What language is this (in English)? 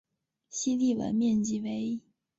Chinese